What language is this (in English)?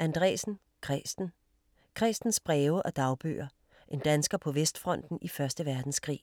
Danish